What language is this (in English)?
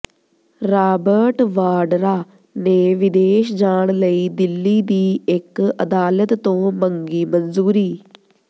Punjabi